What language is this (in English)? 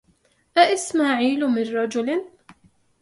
Arabic